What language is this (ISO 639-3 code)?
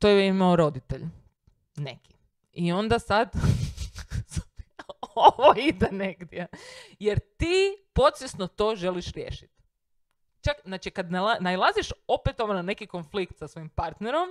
hrv